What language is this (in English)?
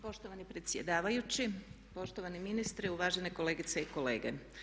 Croatian